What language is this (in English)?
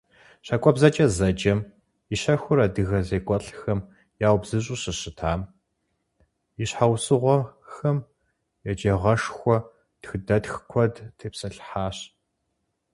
Kabardian